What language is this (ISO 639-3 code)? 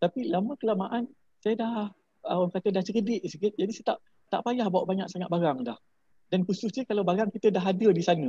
msa